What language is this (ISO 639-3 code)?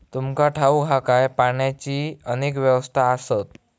mar